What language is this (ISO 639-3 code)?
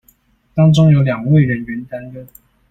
zho